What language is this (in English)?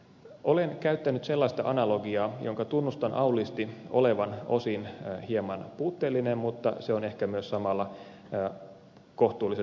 Finnish